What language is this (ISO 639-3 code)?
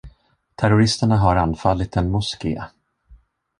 swe